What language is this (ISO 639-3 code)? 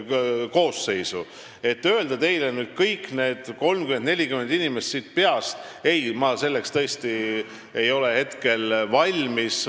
est